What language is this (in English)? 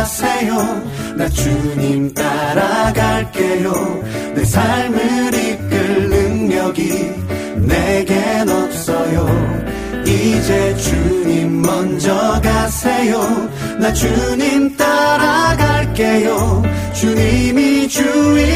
Korean